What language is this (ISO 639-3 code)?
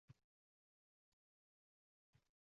uzb